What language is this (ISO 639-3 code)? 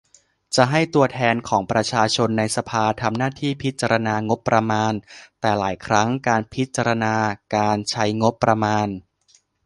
tha